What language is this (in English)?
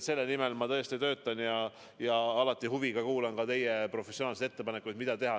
Estonian